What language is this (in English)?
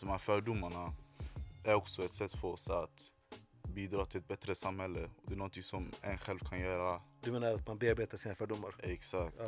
Swedish